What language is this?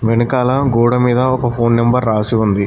Telugu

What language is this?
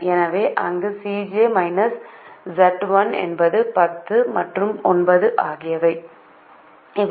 Tamil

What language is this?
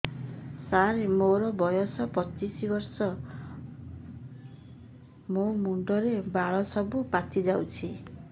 Odia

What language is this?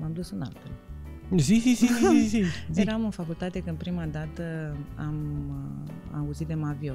Romanian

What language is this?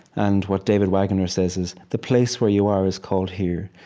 English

